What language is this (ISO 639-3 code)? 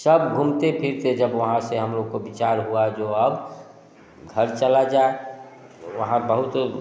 hin